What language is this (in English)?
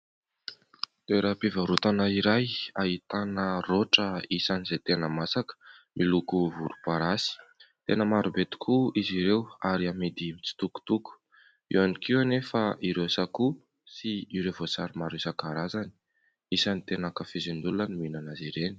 Malagasy